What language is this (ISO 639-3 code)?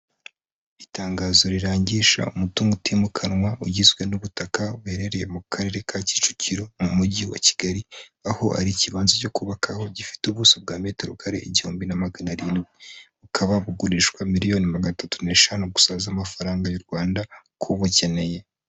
kin